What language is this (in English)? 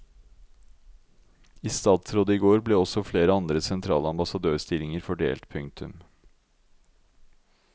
Norwegian